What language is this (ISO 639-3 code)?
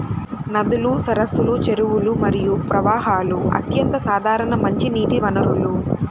tel